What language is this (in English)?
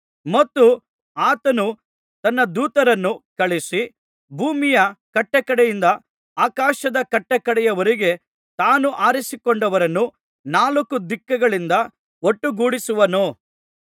Kannada